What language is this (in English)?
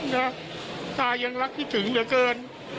Thai